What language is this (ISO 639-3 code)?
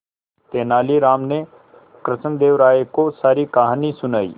hin